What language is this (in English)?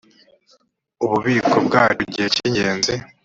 Kinyarwanda